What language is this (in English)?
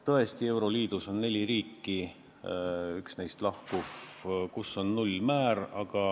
Estonian